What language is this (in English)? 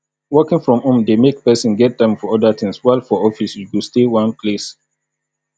Nigerian Pidgin